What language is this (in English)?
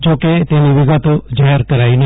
Gujarati